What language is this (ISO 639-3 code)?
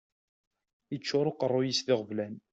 kab